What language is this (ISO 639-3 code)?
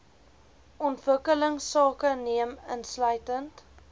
afr